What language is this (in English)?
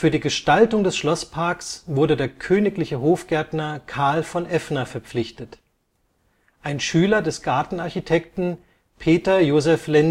German